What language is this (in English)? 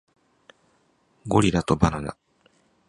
Japanese